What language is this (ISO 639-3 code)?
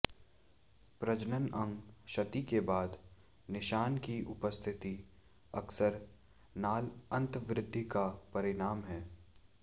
hin